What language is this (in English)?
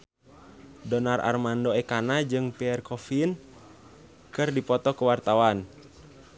Sundanese